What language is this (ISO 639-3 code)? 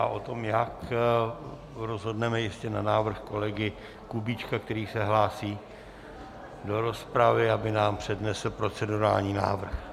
ces